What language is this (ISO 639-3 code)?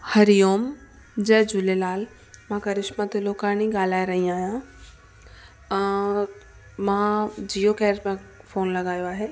snd